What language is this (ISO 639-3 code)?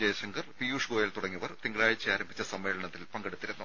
mal